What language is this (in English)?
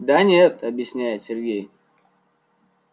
Russian